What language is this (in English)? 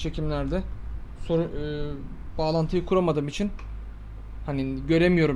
Turkish